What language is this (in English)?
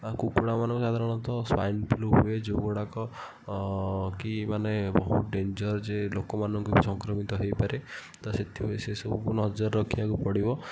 Odia